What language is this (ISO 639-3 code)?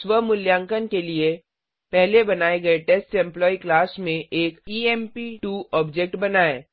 hin